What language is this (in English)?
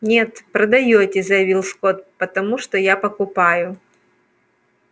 Russian